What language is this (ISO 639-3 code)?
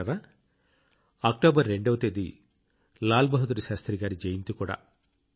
tel